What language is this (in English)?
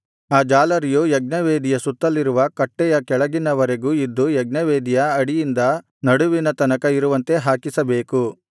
Kannada